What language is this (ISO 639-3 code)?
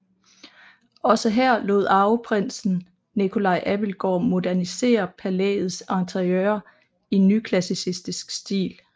dan